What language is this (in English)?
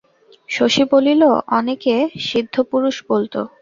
Bangla